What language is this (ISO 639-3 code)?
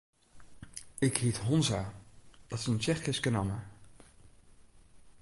fry